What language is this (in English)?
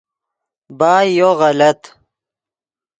Yidgha